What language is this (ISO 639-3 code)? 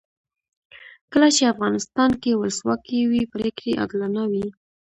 pus